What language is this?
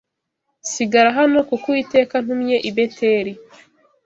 Kinyarwanda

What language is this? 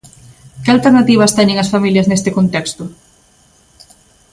Galician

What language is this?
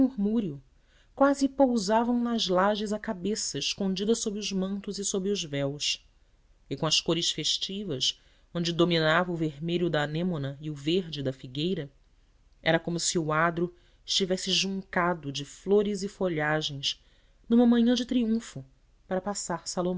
Portuguese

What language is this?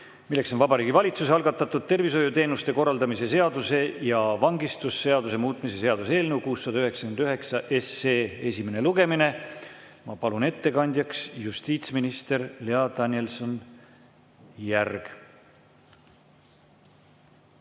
Estonian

